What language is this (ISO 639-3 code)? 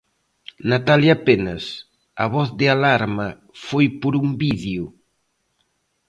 glg